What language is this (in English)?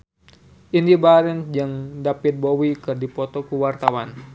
Sundanese